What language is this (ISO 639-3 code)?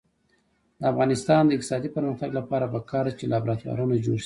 pus